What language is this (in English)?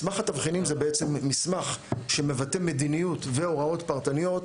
Hebrew